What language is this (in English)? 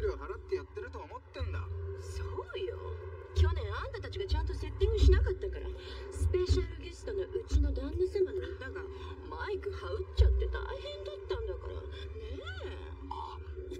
Japanese